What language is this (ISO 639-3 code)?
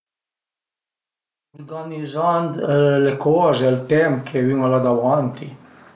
pms